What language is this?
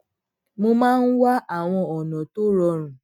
Yoruba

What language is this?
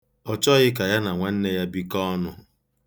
Igbo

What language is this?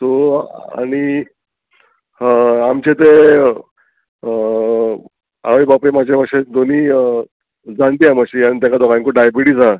Konkani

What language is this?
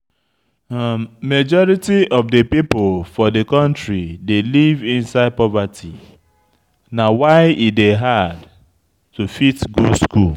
Nigerian Pidgin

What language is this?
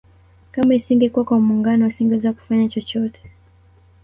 Swahili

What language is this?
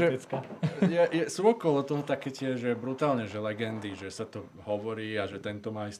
Slovak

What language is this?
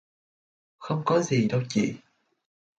Vietnamese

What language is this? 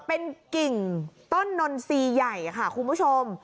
Thai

